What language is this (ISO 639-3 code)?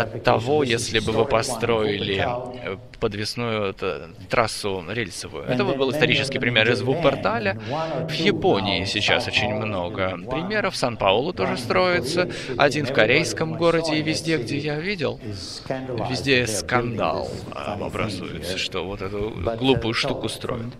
rus